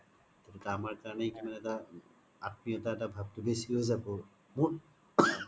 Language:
Assamese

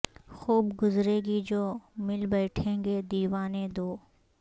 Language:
Urdu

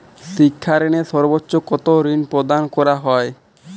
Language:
Bangla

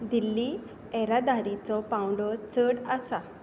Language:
Konkani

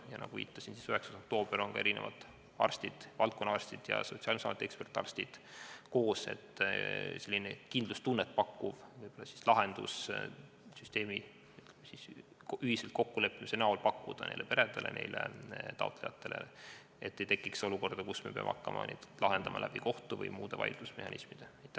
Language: Estonian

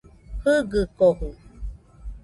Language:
Nüpode Huitoto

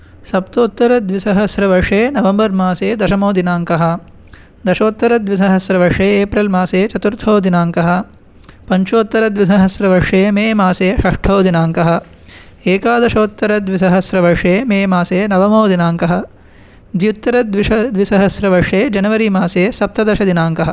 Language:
Sanskrit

